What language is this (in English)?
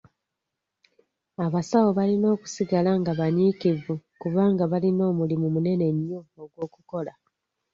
Ganda